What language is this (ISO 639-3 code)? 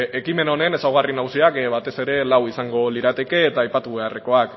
eus